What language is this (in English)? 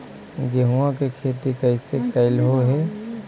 Magahi